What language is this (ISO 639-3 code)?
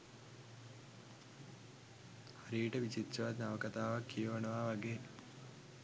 sin